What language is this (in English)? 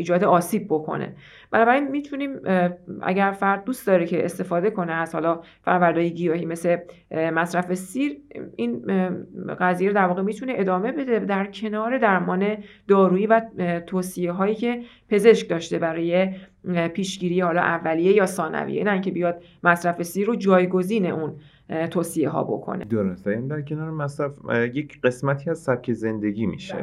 Persian